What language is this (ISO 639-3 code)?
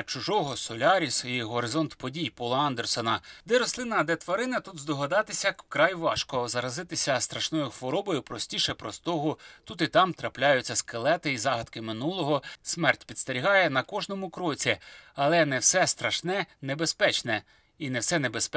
ukr